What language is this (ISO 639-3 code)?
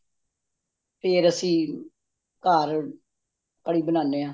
pan